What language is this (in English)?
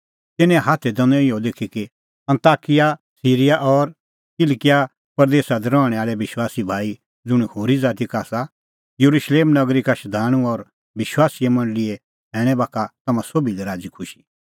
Kullu Pahari